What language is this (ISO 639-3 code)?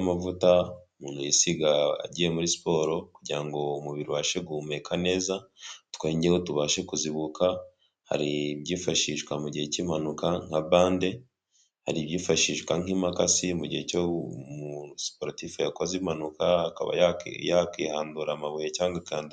kin